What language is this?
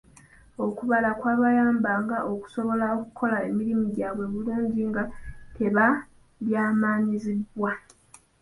Ganda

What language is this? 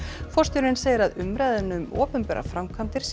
Icelandic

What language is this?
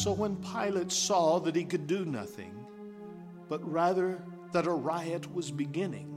English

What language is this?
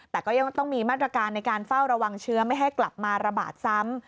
Thai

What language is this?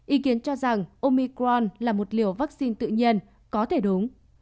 Vietnamese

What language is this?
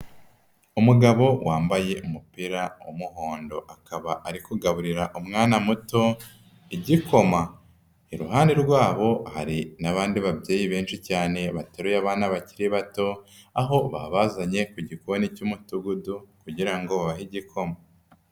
Kinyarwanda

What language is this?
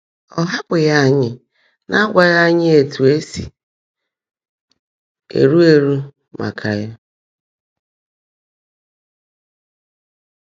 Igbo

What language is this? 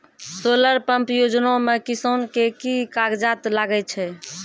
Maithili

